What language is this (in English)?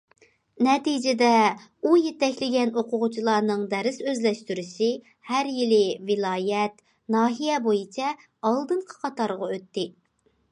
Uyghur